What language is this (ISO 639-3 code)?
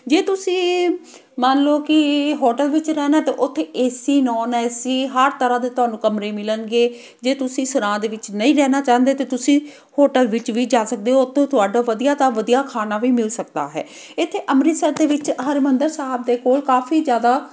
pan